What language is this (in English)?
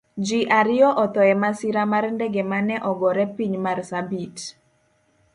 Luo (Kenya and Tanzania)